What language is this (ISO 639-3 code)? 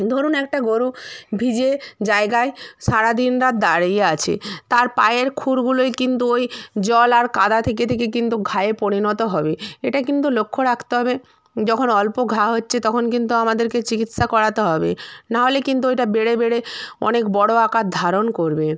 ben